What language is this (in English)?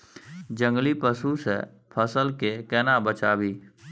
Maithili